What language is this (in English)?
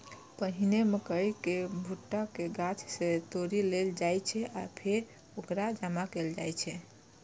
Maithili